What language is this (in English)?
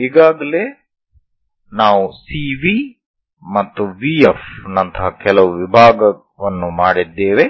Kannada